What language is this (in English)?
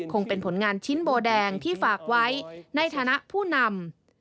Thai